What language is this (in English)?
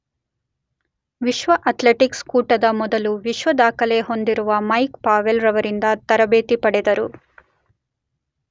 Kannada